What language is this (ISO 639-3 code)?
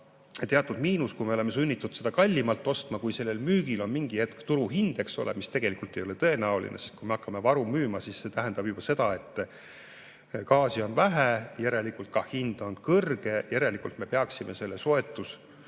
est